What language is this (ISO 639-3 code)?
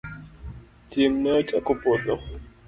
luo